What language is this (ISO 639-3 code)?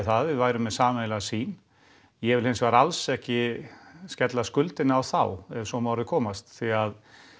isl